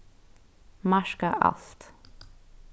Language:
Faroese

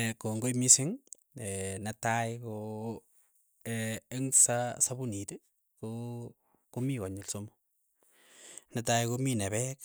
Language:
Keiyo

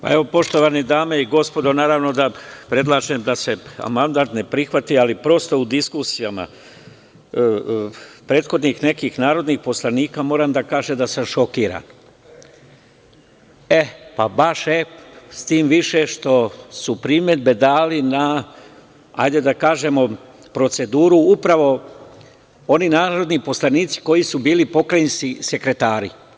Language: Serbian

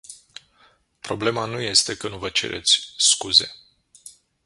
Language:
Romanian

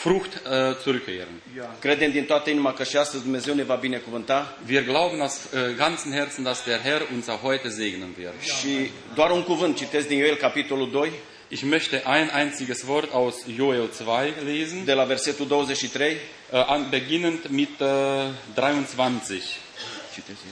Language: Romanian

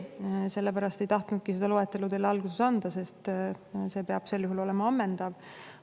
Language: Estonian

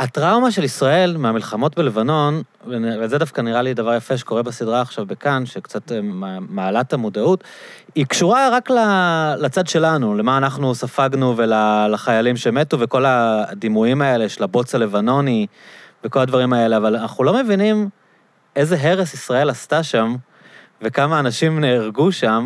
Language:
Hebrew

